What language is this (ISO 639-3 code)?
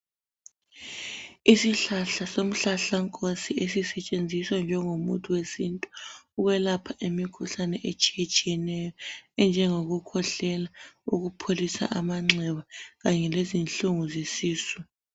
nde